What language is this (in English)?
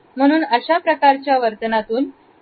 Marathi